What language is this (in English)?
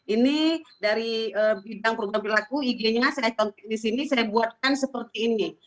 Indonesian